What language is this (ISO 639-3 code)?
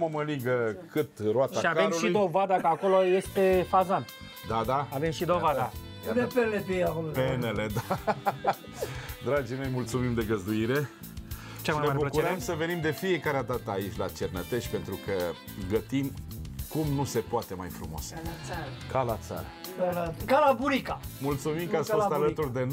ron